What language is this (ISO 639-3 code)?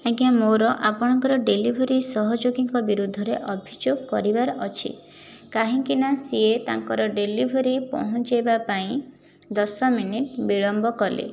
ori